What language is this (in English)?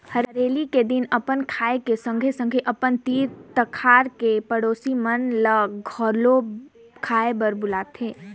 Chhattisgarhi